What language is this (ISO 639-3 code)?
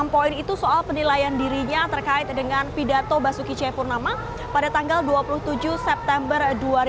ind